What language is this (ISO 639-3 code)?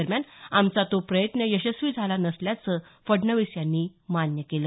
mar